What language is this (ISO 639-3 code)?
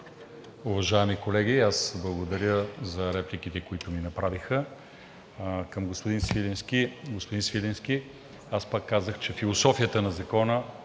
bul